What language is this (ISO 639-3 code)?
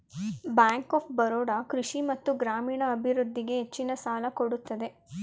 kan